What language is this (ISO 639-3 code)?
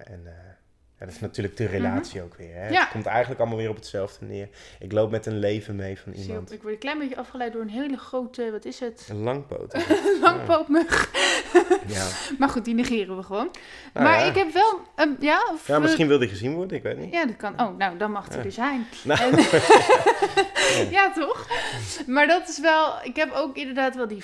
nld